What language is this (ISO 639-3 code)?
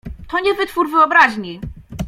pol